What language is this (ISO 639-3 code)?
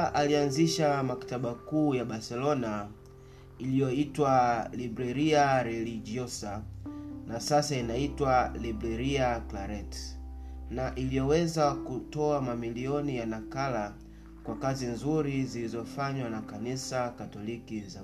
swa